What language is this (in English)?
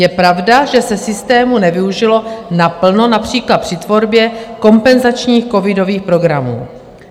Czech